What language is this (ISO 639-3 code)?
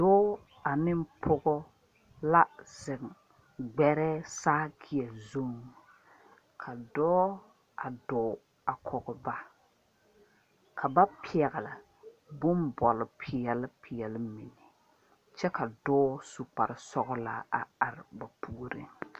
dga